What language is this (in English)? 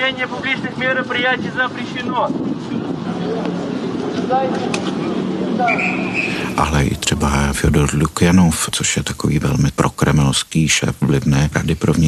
Czech